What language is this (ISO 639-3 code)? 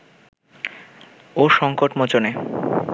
ben